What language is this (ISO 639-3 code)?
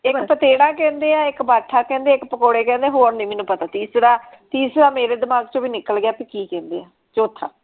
pan